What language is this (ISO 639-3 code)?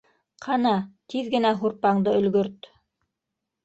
bak